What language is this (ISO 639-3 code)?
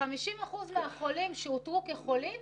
heb